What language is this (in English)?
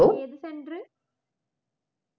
Malayalam